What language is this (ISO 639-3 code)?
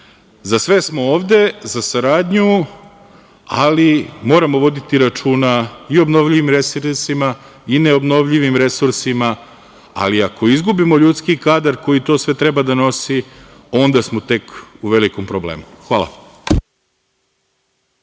srp